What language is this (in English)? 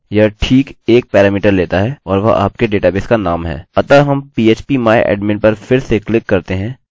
Hindi